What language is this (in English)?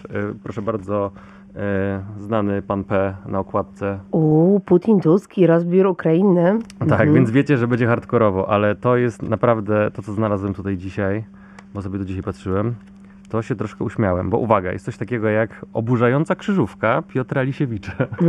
Polish